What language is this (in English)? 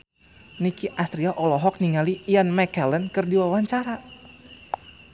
Sundanese